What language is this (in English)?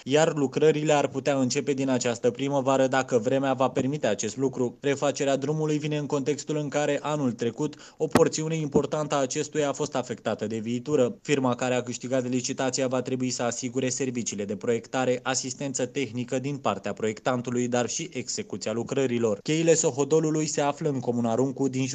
Romanian